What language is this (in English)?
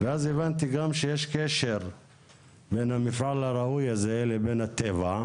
Hebrew